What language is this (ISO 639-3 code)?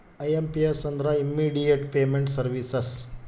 kan